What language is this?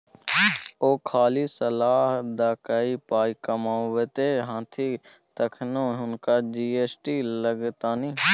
Maithili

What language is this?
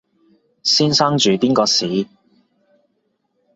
Cantonese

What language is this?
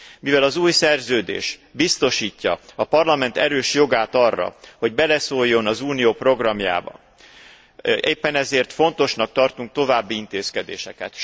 Hungarian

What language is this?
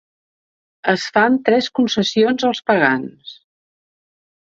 Catalan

